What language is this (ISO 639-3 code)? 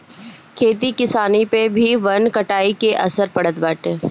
bho